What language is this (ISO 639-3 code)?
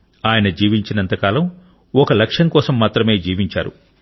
tel